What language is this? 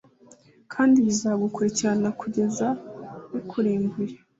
Kinyarwanda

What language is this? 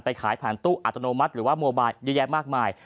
Thai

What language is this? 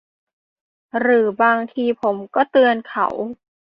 Thai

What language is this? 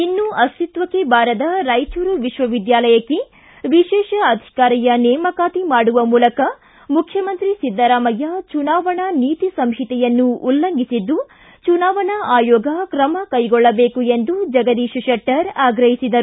Kannada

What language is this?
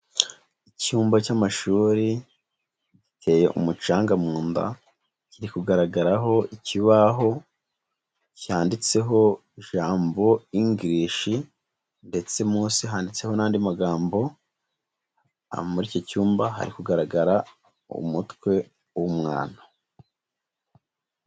Kinyarwanda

